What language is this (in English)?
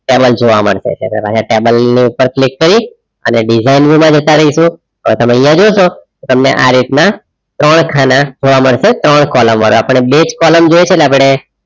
Gujarati